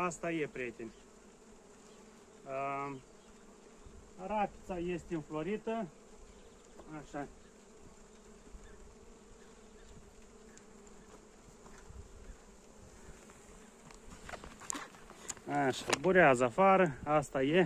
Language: Romanian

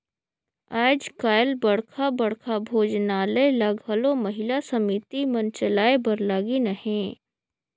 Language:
Chhattisgarhi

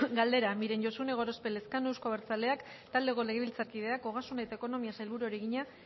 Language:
Basque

